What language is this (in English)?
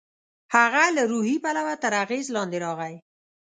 Pashto